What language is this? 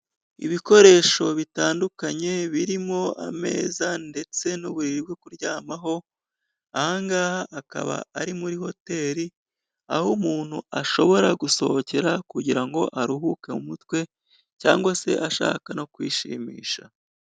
Kinyarwanda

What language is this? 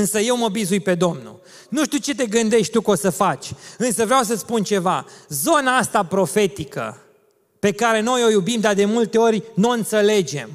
Romanian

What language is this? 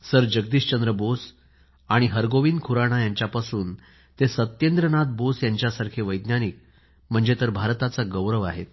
Marathi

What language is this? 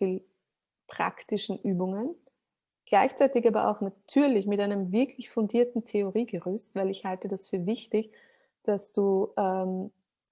German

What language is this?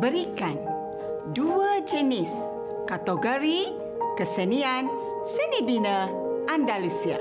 Malay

